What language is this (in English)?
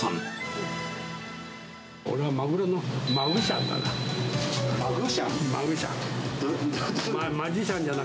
Japanese